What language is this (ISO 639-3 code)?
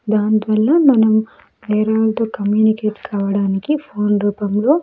tel